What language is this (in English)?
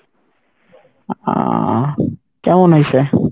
Bangla